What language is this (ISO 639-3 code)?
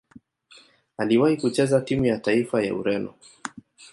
swa